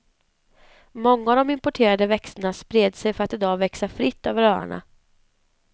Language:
Swedish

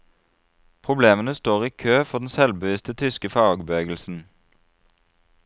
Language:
Norwegian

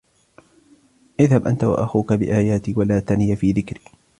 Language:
Arabic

